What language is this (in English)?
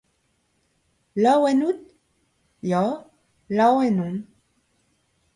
Breton